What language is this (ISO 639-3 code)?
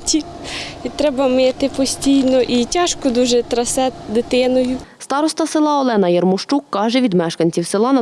ukr